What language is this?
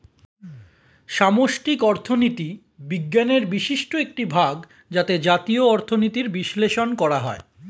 Bangla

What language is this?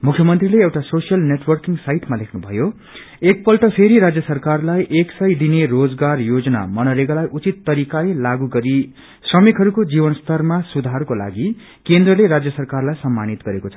Nepali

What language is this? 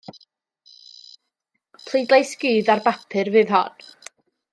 Welsh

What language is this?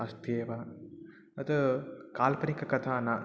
Sanskrit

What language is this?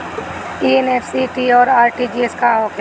Bhojpuri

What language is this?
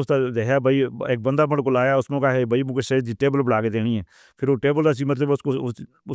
Northern Hindko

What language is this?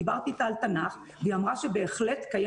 Hebrew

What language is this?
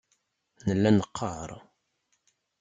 Kabyle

